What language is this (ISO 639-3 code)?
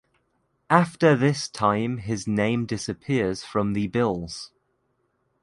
eng